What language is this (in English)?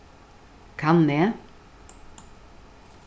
Faroese